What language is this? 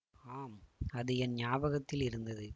Tamil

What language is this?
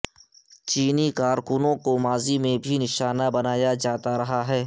Urdu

